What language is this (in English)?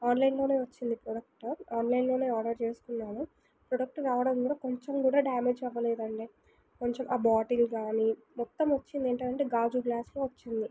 Telugu